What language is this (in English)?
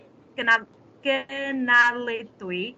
Welsh